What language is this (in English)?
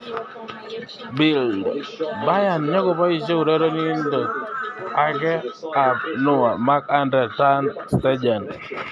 Kalenjin